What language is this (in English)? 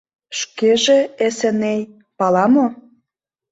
Mari